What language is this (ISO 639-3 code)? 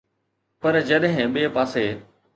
snd